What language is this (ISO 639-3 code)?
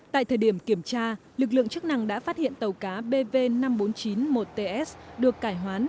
vie